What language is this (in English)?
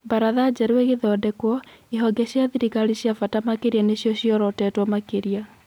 Kikuyu